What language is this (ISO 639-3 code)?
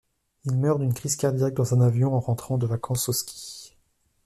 fra